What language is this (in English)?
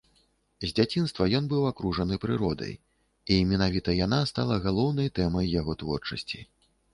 Belarusian